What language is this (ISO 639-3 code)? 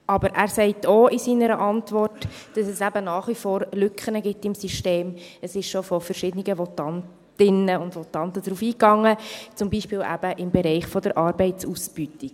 gsw